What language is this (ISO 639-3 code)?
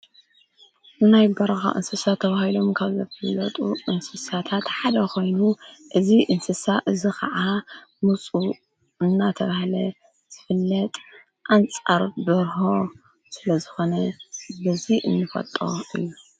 tir